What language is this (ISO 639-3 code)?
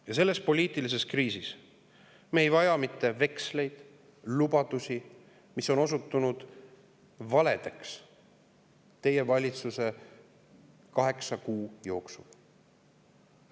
est